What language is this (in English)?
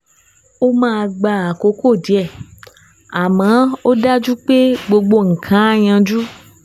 Yoruba